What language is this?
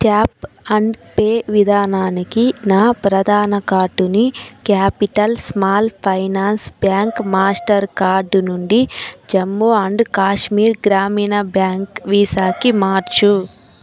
Telugu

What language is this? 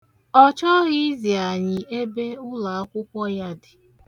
Igbo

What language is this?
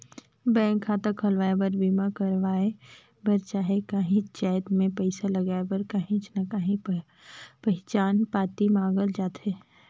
Chhattisgarhi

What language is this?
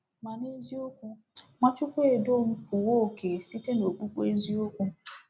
Igbo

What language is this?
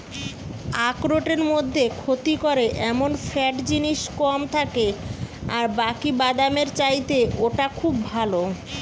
Bangla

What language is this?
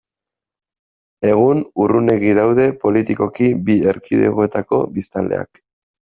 Basque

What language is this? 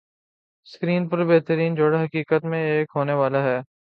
Urdu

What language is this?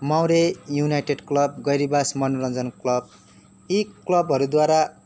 Nepali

